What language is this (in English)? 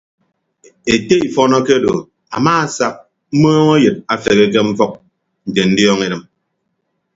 Ibibio